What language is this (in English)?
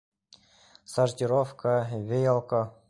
Bashkir